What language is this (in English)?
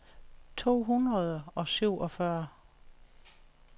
Danish